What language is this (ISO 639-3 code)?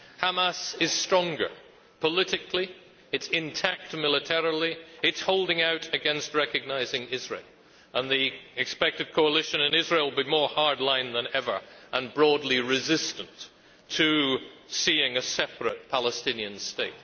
eng